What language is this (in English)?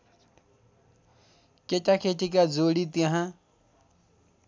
Nepali